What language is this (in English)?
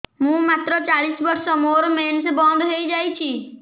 Odia